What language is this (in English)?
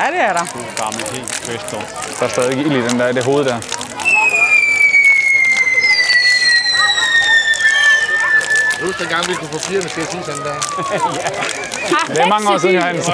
Danish